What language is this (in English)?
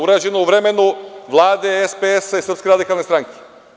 Serbian